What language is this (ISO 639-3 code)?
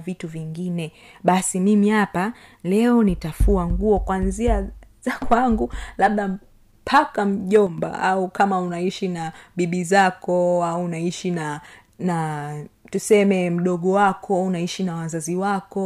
swa